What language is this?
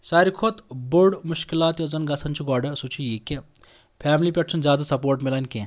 Kashmiri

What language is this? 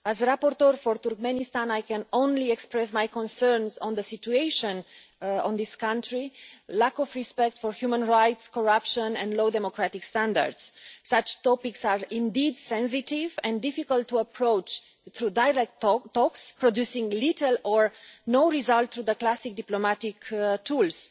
English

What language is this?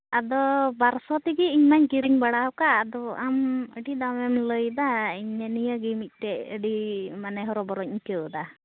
Santali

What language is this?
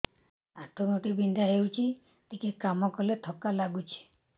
Odia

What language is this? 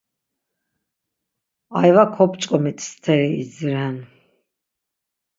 Laz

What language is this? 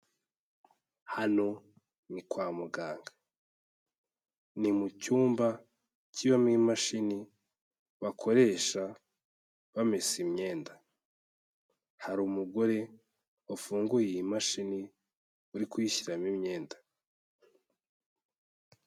Kinyarwanda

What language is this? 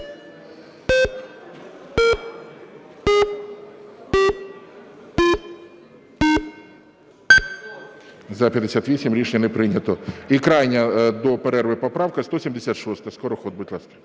Ukrainian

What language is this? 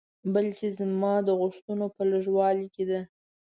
Pashto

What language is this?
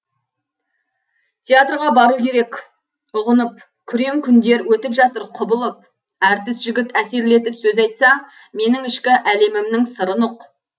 Kazakh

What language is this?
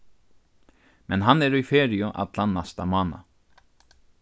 Faroese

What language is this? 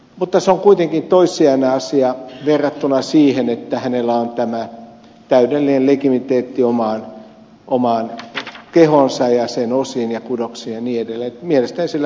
Finnish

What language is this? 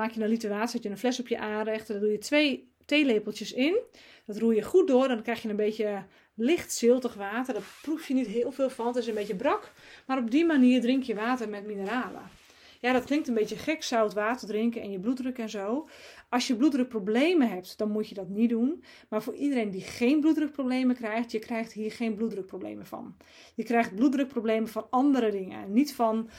Dutch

